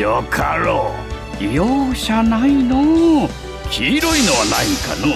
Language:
Japanese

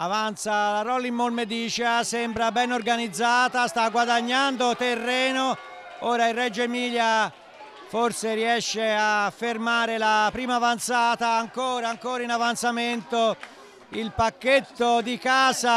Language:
Italian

